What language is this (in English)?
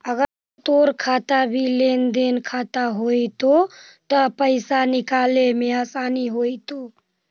Magahi